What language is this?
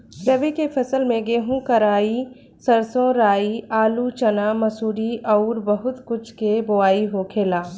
Bhojpuri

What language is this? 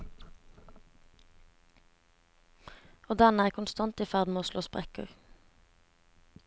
Norwegian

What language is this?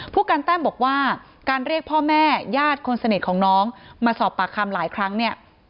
Thai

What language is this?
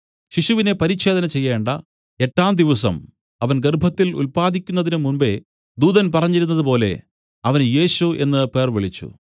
Malayalam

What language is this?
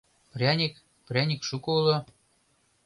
Mari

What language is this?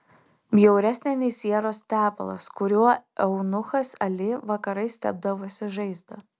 Lithuanian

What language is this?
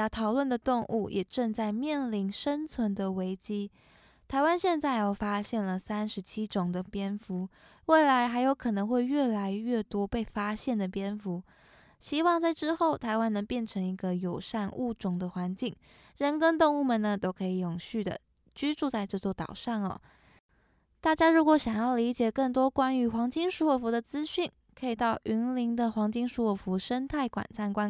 Chinese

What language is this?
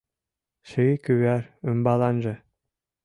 Mari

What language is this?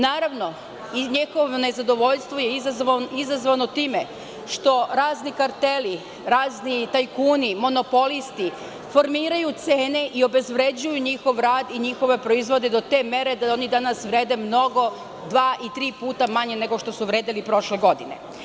Serbian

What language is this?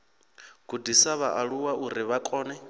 Venda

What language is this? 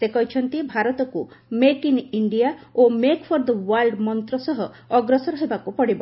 Odia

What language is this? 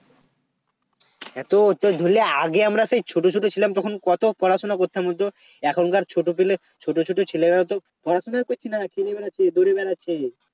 Bangla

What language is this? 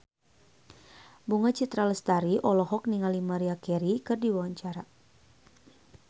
Sundanese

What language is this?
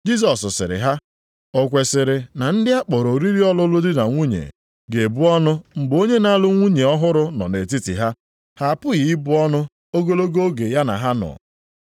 Igbo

